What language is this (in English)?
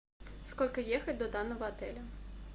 Russian